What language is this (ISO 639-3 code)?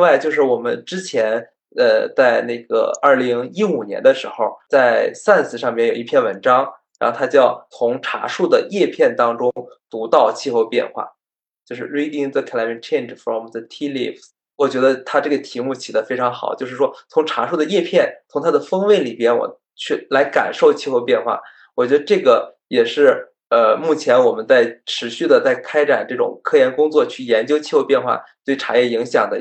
zho